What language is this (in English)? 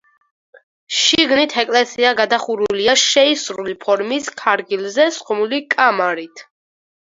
Georgian